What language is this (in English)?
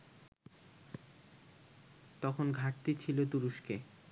Bangla